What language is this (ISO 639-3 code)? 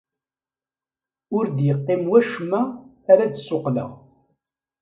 kab